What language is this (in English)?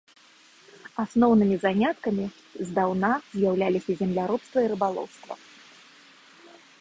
Belarusian